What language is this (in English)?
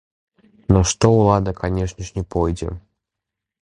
Belarusian